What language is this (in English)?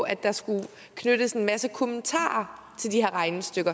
Danish